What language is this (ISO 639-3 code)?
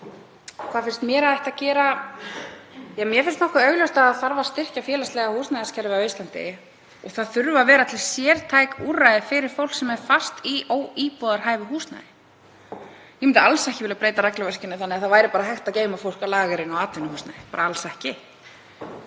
isl